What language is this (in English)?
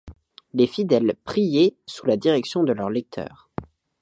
French